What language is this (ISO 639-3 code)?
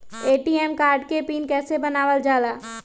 mag